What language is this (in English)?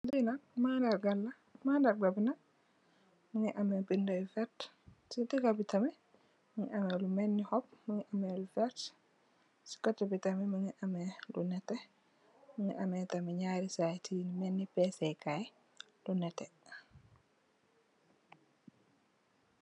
Wolof